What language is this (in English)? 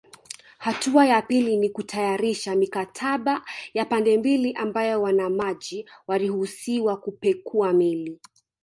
Swahili